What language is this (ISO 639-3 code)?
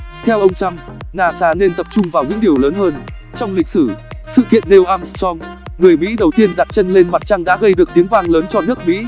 vie